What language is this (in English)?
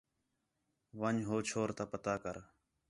Khetrani